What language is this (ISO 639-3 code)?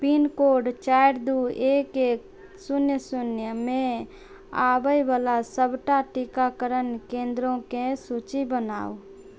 mai